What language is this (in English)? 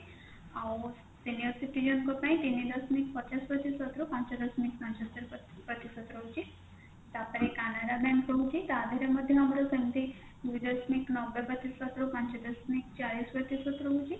Odia